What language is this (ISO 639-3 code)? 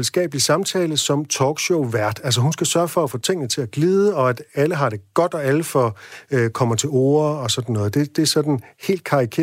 dan